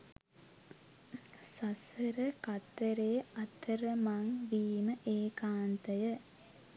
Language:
Sinhala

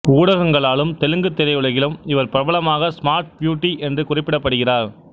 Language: Tamil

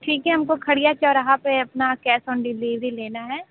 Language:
Hindi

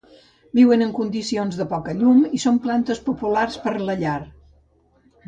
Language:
Catalan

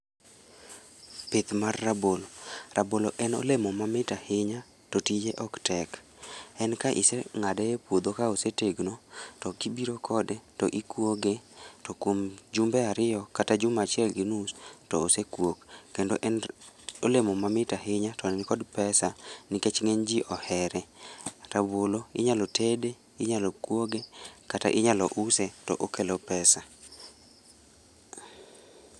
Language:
Luo (Kenya and Tanzania)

